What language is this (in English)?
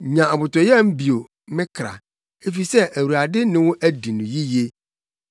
Akan